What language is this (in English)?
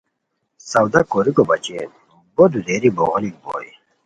Khowar